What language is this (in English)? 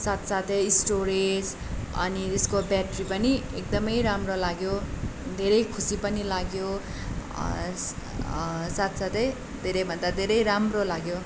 Nepali